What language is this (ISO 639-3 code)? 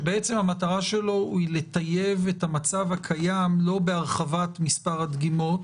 heb